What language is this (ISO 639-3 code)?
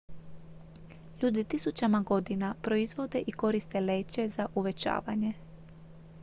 hrv